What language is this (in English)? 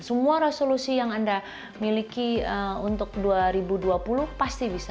Indonesian